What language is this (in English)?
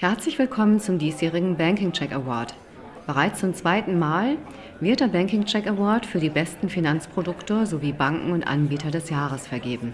German